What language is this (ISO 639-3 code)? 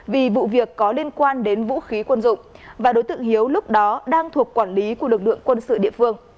vie